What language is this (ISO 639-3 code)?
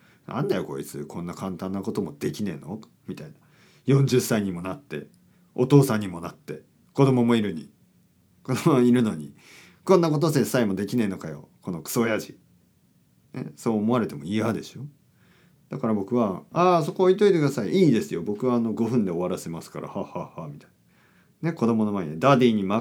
jpn